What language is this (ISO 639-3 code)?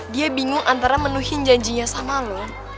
ind